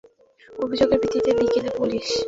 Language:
Bangla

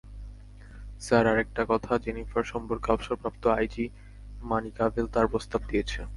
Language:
Bangla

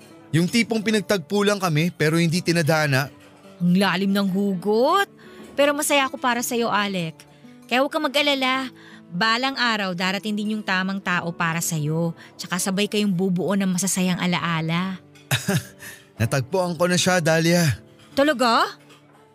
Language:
Filipino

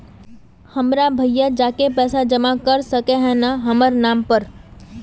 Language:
Magahi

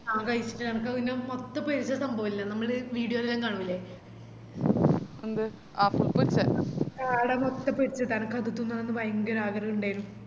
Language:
Malayalam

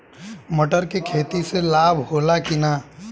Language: Bhojpuri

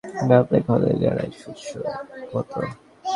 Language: Bangla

